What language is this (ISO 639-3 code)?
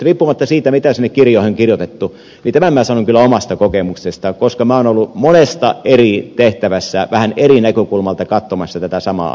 fin